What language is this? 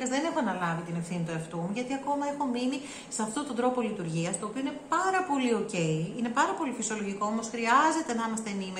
Greek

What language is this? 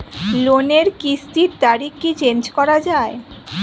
Bangla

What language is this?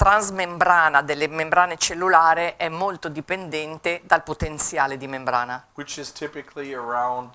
Italian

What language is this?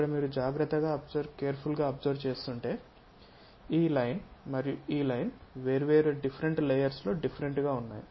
Telugu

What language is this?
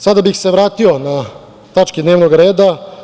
Serbian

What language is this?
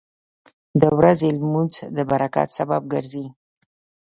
Pashto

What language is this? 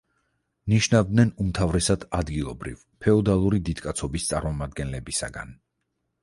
Georgian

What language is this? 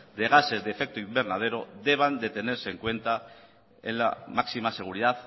Spanish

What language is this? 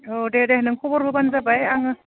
Bodo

